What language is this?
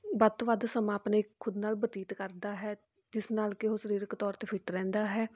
Punjabi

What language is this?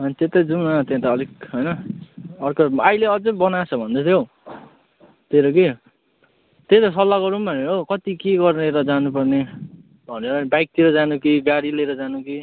Nepali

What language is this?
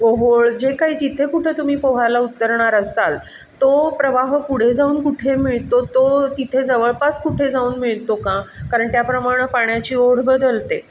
Marathi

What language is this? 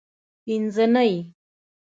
Pashto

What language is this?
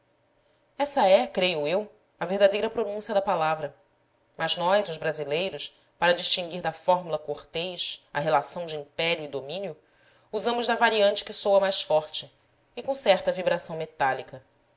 Portuguese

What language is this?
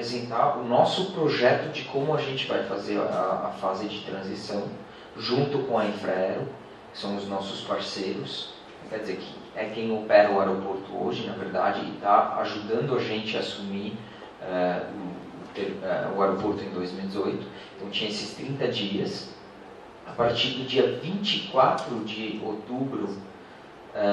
Portuguese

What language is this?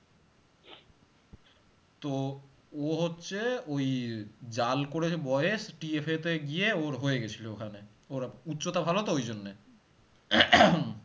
Bangla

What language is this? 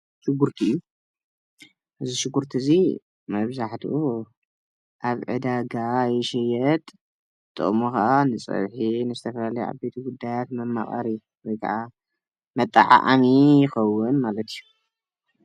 Tigrinya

